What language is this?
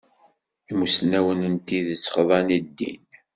Kabyle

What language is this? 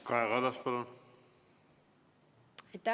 Estonian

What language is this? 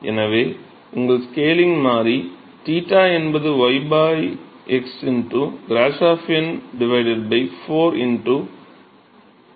Tamil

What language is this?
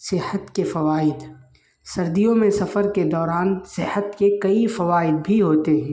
Urdu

